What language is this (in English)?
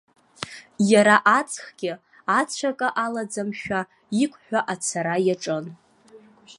Abkhazian